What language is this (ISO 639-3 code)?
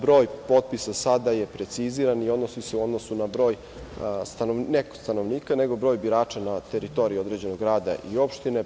srp